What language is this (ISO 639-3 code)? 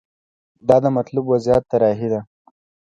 pus